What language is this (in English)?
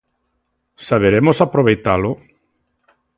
Galician